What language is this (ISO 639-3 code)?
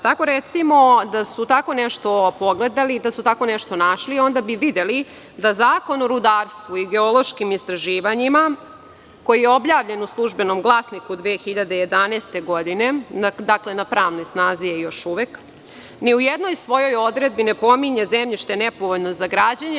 srp